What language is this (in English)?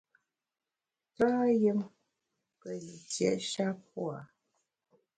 Bamun